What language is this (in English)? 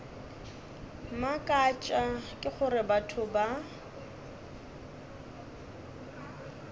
Northern Sotho